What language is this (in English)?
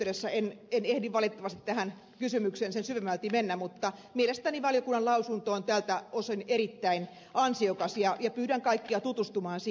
Finnish